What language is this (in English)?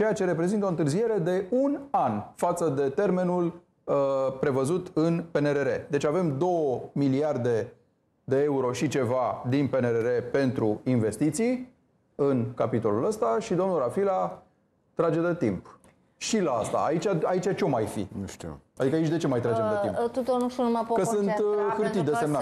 Romanian